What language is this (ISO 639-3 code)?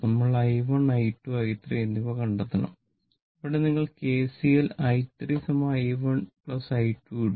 mal